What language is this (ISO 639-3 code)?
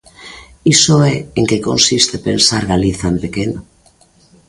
glg